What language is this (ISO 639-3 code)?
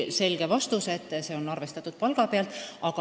est